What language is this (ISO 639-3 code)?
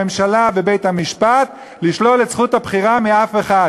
heb